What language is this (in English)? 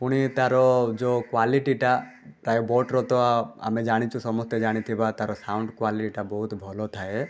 Odia